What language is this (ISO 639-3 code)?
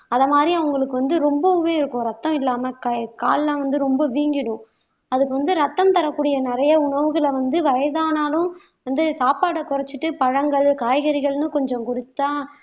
tam